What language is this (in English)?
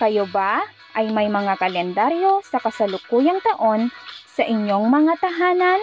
Filipino